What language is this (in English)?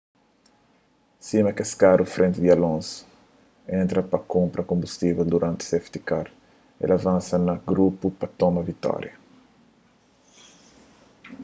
Kabuverdianu